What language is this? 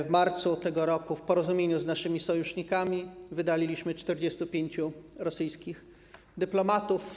Polish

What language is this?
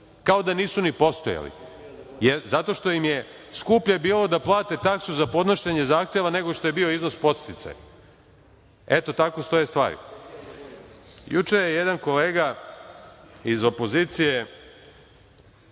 Serbian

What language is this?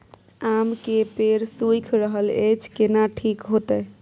Maithili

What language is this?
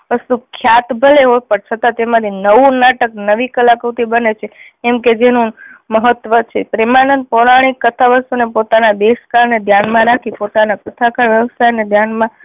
Gujarati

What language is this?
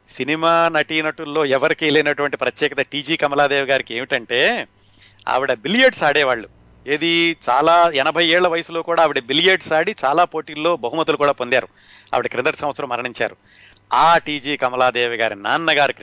Telugu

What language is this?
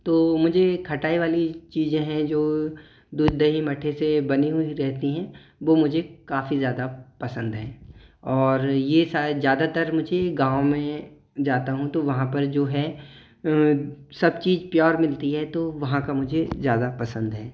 Hindi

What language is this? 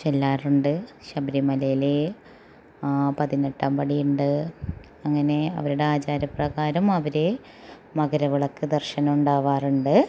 Malayalam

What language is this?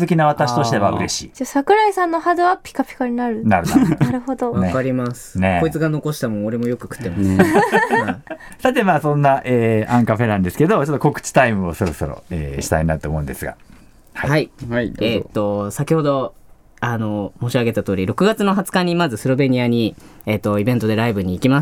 Japanese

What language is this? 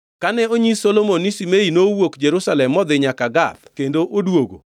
Luo (Kenya and Tanzania)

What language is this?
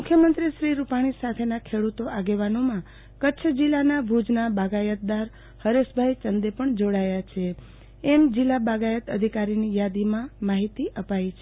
Gujarati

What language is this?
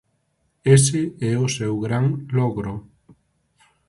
Galician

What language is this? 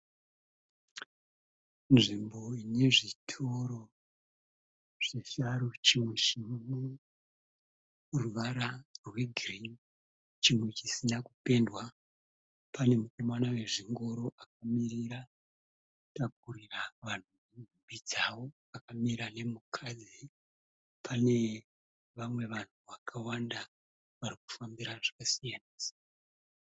Shona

